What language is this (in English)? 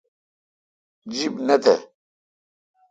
Kalkoti